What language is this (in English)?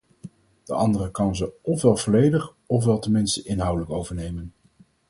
Dutch